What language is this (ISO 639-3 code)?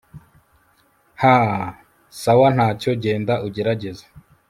kin